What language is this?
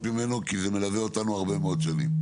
Hebrew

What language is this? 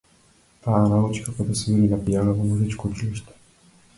Macedonian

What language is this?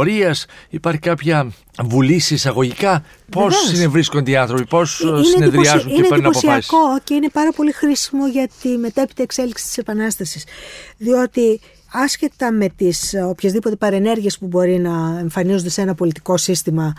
Greek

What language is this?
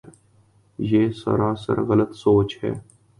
Urdu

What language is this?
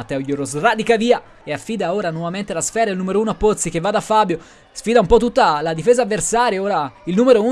Italian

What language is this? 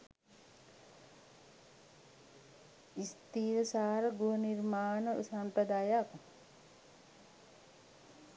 Sinhala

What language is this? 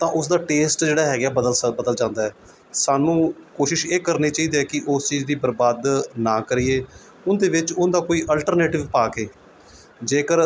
Punjabi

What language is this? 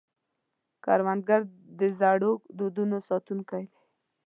Pashto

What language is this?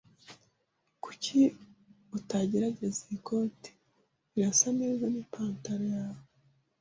Kinyarwanda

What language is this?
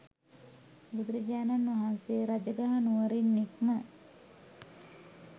Sinhala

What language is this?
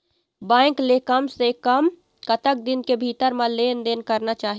Chhattisgarhi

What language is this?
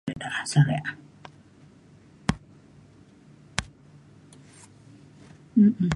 Mainstream Kenyah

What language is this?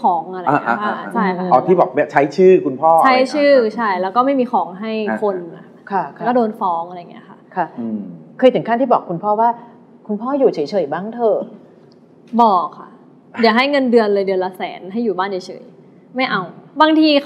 Thai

